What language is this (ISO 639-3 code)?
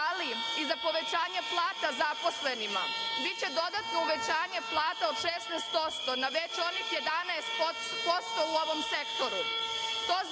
srp